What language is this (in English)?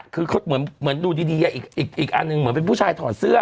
Thai